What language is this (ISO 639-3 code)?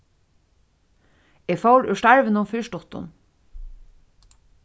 fao